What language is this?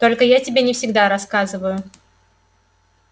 Russian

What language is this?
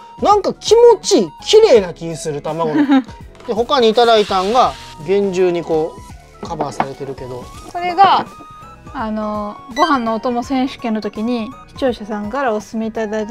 Japanese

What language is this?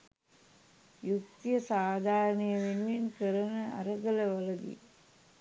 Sinhala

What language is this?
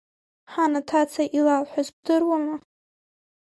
Abkhazian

